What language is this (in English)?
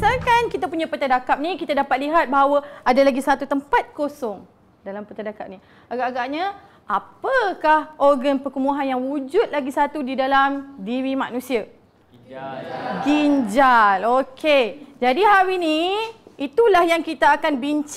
Malay